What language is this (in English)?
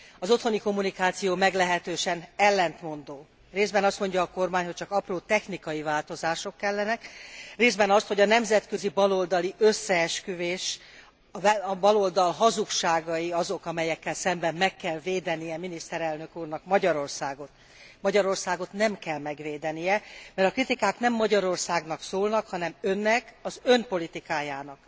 Hungarian